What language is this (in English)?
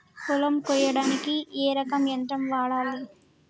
Telugu